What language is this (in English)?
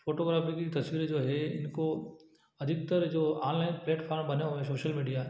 Hindi